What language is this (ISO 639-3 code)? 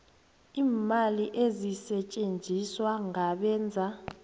nbl